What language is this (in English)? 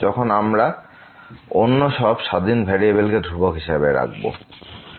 Bangla